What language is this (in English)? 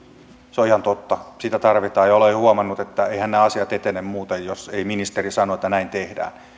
Finnish